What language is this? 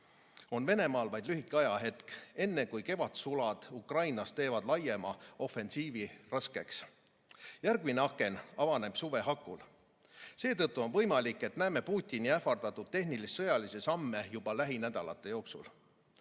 Estonian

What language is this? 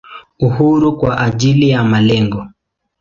Swahili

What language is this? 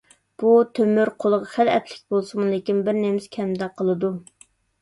Uyghur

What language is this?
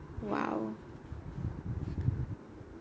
English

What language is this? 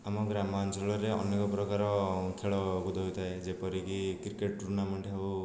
Odia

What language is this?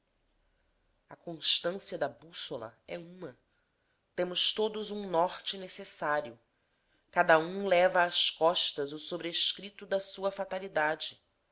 Portuguese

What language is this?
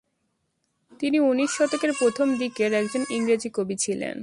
Bangla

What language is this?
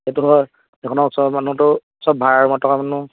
Assamese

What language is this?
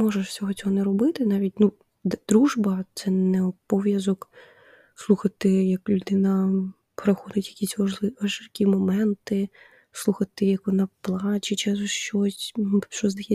Ukrainian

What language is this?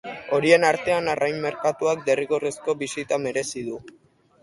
Basque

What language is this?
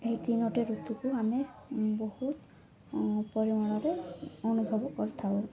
Odia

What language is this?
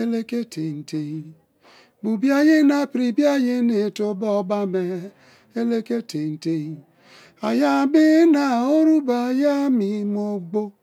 Kalabari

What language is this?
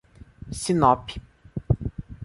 Portuguese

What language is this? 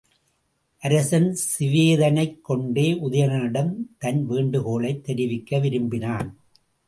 Tamil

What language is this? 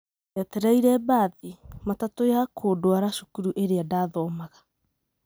Kikuyu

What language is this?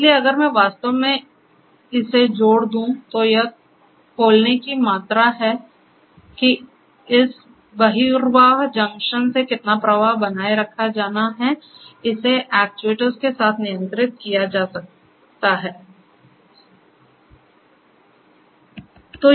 Hindi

